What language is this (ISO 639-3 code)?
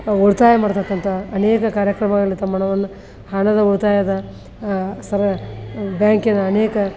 kan